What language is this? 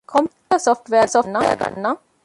Divehi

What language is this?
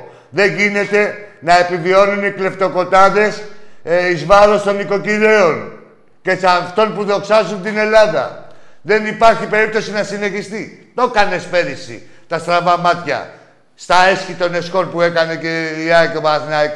Greek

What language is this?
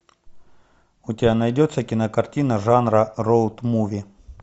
Russian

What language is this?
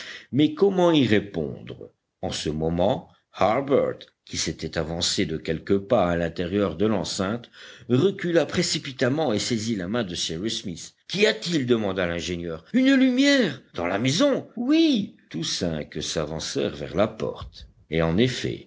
French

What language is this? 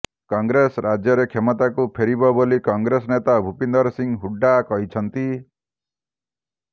Odia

